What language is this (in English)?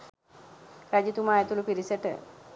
Sinhala